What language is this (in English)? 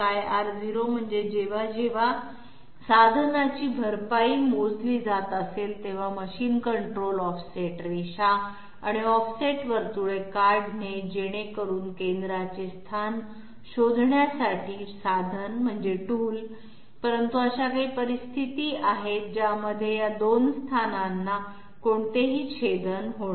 Marathi